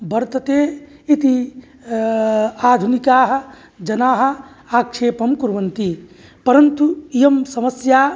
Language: Sanskrit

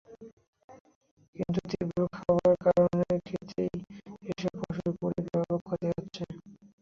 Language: Bangla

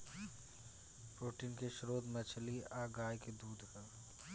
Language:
Bhojpuri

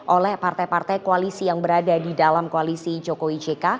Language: Indonesian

